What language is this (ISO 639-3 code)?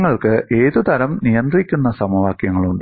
mal